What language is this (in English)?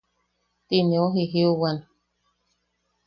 Yaqui